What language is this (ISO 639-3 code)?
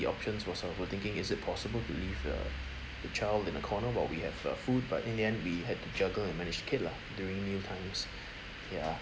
eng